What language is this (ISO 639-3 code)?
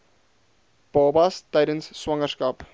afr